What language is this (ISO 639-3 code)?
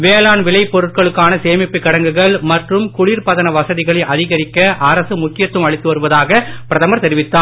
tam